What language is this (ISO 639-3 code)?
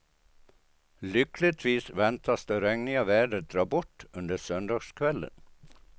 swe